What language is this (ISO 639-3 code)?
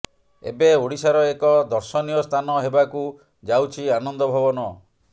ori